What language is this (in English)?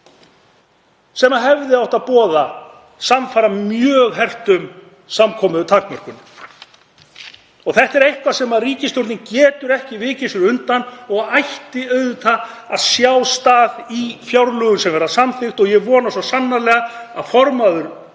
Icelandic